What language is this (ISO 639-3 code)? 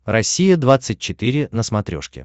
rus